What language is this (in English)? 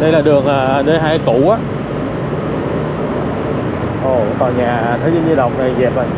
Vietnamese